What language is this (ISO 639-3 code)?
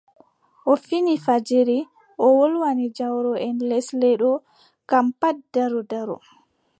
fub